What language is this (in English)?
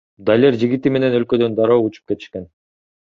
Kyrgyz